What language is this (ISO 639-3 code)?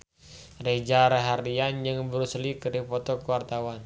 sun